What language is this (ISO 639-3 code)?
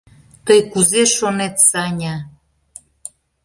chm